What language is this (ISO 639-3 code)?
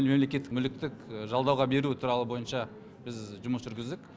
kaz